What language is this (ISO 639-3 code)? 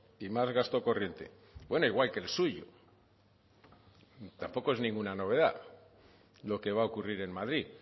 spa